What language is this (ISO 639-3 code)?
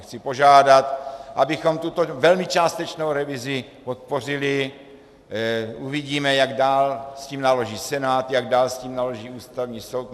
ces